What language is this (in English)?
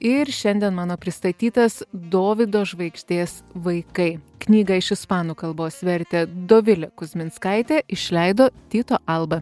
Lithuanian